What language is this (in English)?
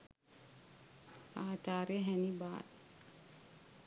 Sinhala